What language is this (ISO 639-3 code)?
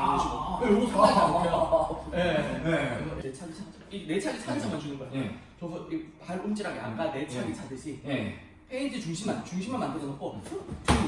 kor